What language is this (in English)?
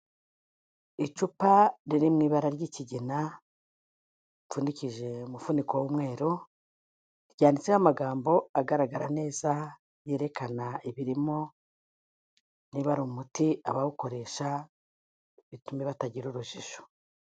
Kinyarwanda